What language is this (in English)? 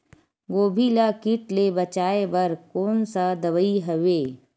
Chhattisgarhi